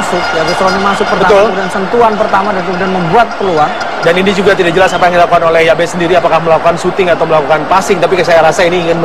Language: Indonesian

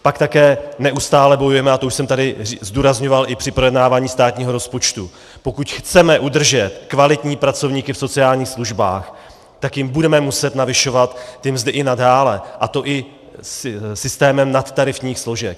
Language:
Czech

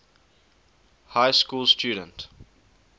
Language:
English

